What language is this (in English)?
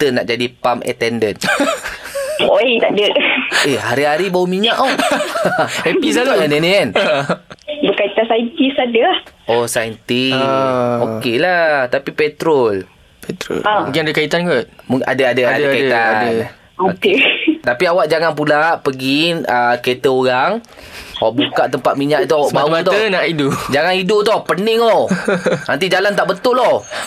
Malay